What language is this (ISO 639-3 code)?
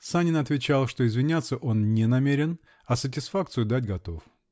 rus